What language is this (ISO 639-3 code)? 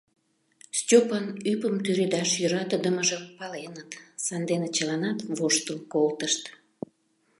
chm